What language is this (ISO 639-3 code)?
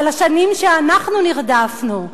heb